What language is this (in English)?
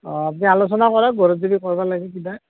Assamese